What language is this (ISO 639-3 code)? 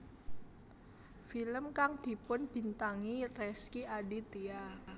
jav